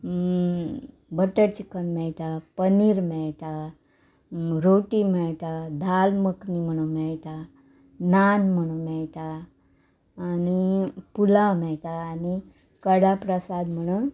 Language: Konkani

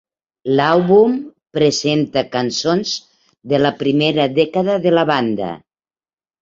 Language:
Catalan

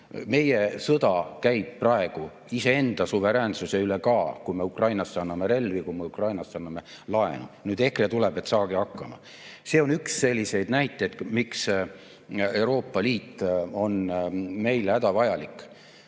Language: Estonian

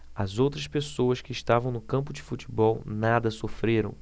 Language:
Portuguese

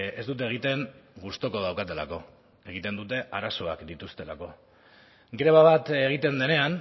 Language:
Basque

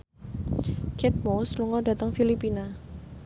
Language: Javanese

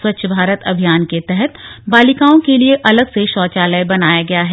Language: Hindi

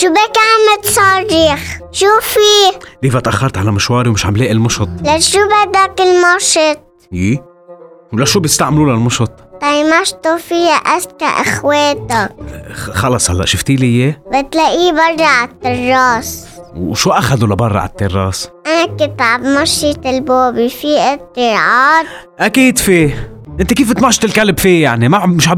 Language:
Arabic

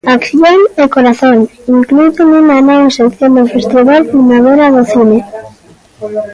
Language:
Galician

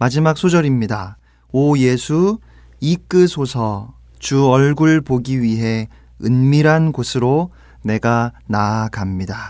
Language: Korean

